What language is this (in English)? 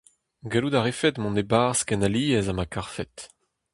Breton